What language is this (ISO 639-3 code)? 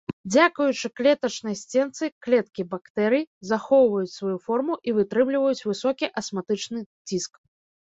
bel